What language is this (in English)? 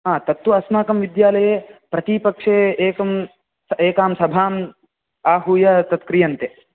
Sanskrit